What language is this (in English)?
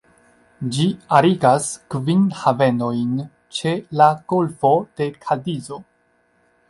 Esperanto